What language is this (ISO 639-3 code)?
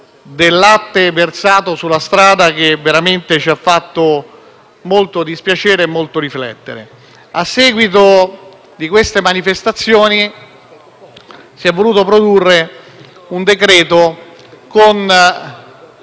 ita